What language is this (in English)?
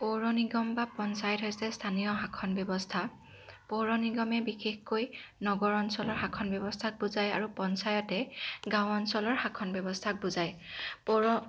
Assamese